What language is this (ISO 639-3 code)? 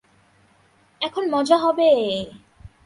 ben